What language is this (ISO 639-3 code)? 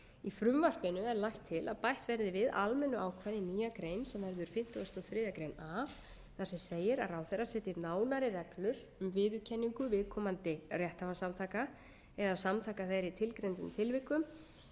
isl